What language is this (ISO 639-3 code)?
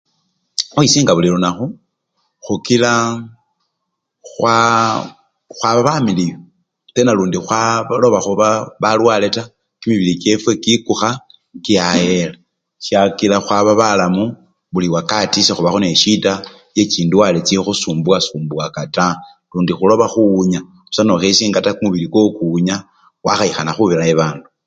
luy